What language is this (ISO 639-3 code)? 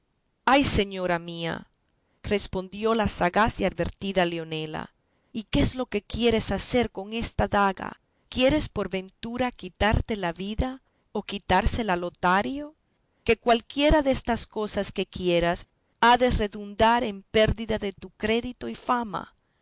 spa